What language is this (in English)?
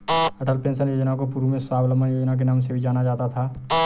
Hindi